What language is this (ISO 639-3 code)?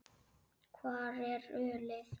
isl